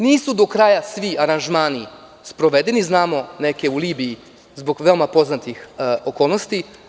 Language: Serbian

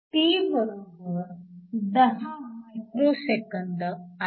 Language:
Marathi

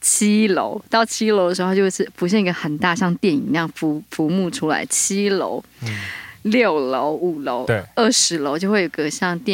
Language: Chinese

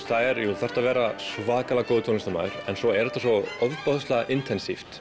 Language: Icelandic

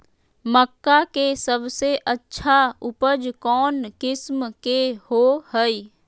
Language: Magahi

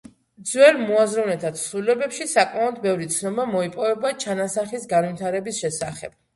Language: Georgian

